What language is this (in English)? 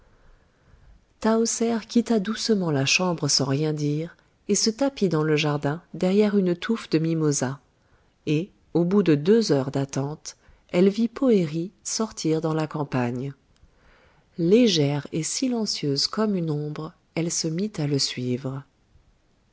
French